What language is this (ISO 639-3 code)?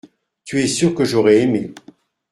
fra